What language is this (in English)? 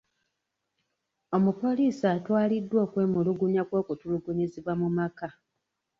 Ganda